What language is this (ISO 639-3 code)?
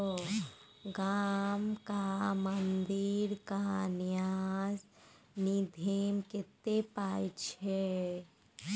mai